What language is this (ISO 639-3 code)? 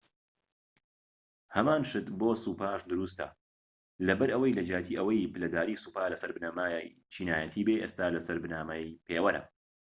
ckb